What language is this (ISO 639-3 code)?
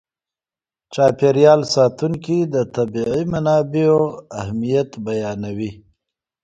pus